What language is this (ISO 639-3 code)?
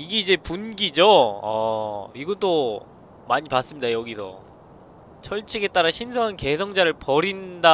kor